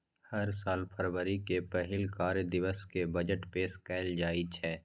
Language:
Maithili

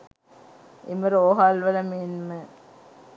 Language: Sinhala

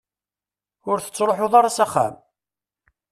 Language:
Kabyle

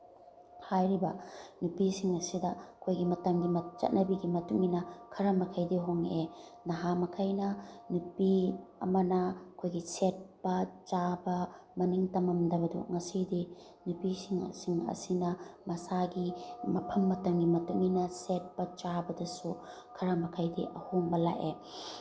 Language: Manipuri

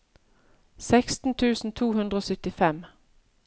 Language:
Norwegian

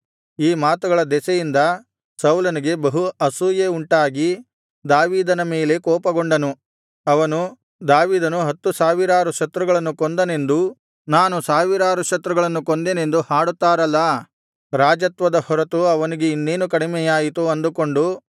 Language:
Kannada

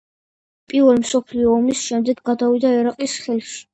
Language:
Georgian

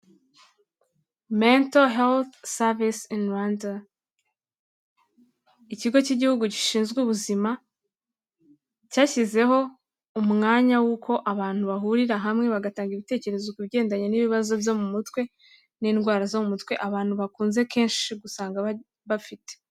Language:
Kinyarwanda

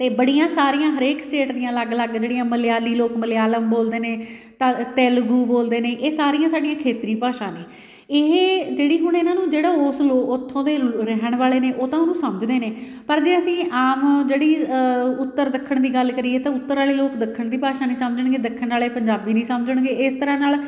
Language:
Punjabi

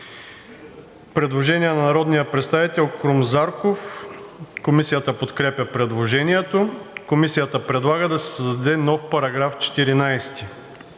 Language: Bulgarian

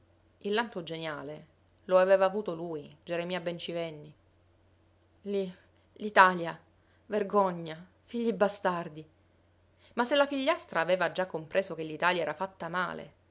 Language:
Italian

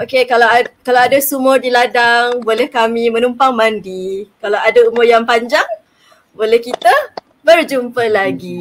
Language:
Malay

